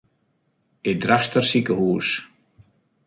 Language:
Western Frisian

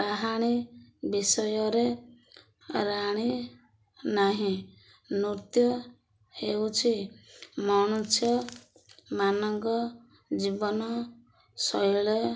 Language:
Odia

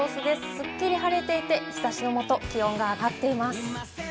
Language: Japanese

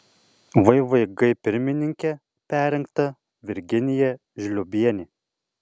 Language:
Lithuanian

